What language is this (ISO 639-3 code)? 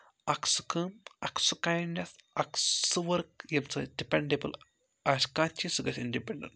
kas